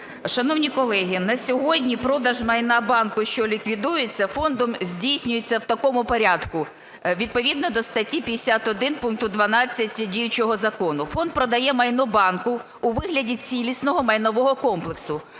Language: Ukrainian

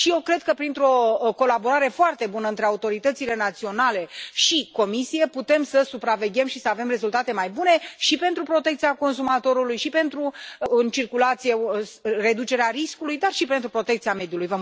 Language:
Romanian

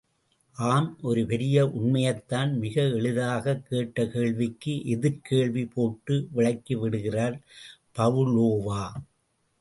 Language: Tamil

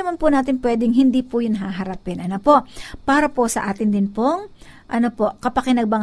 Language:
Filipino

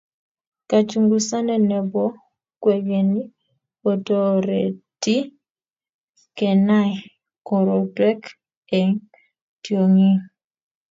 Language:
Kalenjin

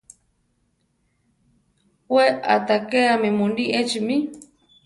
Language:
Central Tarahumara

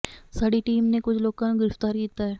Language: Punjabi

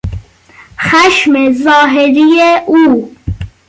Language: Persian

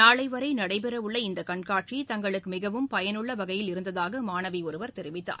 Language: Tamil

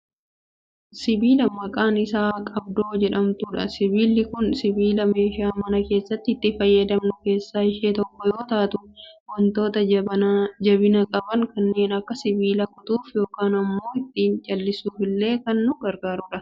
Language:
Oromo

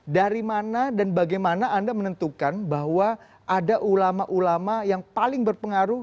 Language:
Indonesian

